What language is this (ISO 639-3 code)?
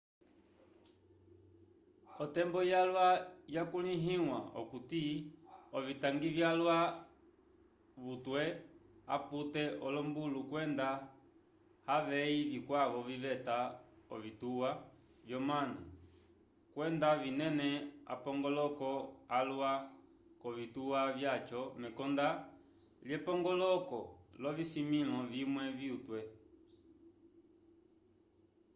umb